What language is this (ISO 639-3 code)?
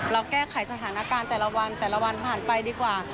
tha